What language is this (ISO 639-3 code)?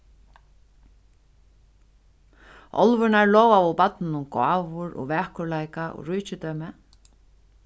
fao